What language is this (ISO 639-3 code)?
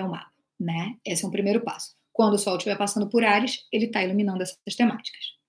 por